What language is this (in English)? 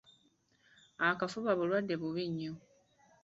Ganda